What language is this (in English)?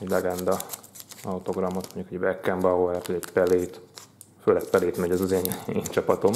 Hungarian